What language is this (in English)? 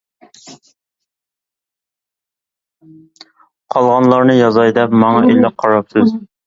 Uyghur